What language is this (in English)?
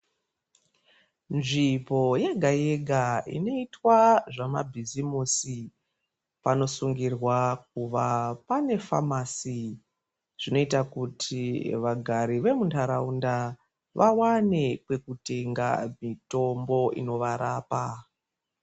Ndau